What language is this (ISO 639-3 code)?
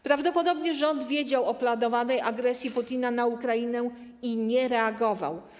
pol